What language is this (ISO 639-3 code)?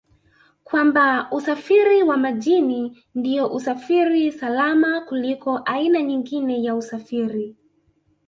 swa